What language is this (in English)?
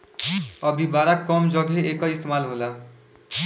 Bhojpuri